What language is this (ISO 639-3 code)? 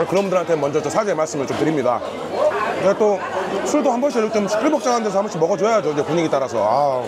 kor